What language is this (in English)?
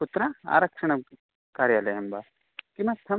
Sanskrit